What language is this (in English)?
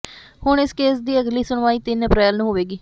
Punjabi